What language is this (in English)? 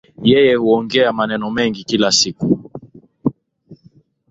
Swahili